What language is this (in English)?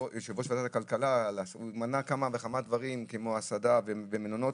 Hebrew